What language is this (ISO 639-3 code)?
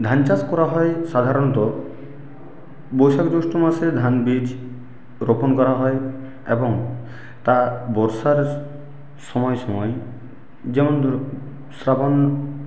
ben